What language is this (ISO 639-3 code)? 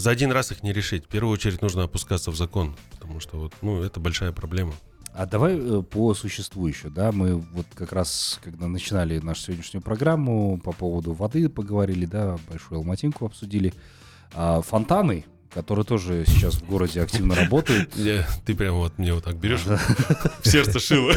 rus